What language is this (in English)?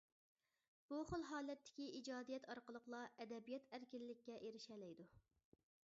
Uyghur